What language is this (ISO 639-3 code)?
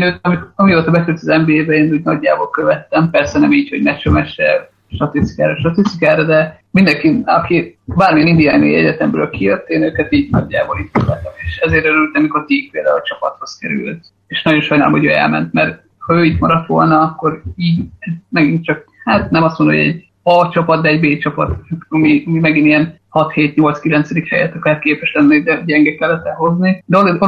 hun